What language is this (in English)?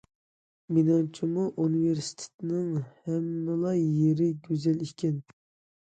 Uyghur